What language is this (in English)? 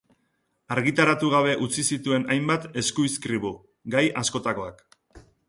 Basque